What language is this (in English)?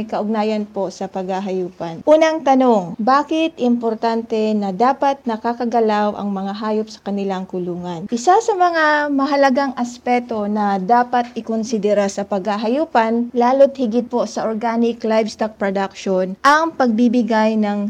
Filipino